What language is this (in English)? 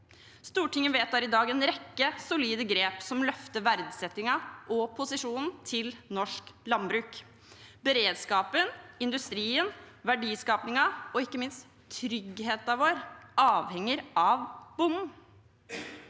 Norwegian